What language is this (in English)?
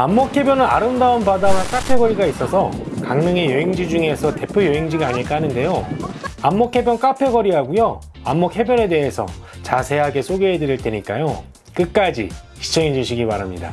Korean